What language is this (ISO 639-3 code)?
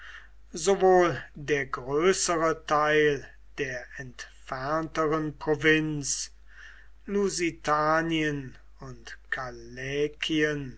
deu